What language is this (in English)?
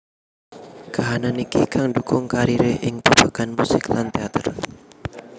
Javanese